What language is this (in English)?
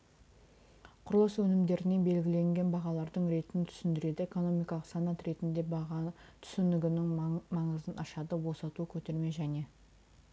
Kazakh